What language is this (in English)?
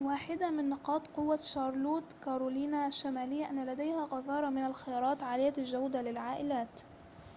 Arabic